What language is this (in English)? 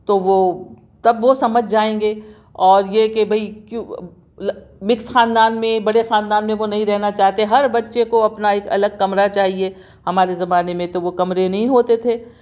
Urdu